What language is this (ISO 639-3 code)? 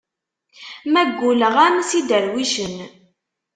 kab